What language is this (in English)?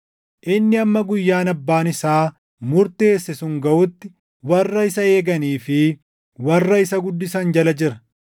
Oromo